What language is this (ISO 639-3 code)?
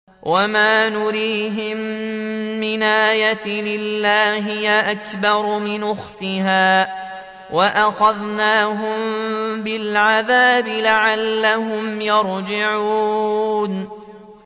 ara